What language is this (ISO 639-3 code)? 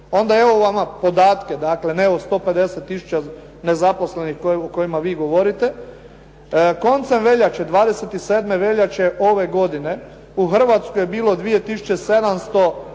hrv